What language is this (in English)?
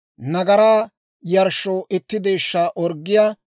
Dawro